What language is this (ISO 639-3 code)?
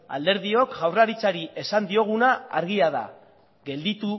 eus